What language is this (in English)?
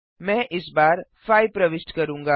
Hindi